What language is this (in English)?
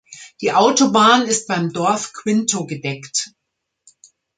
German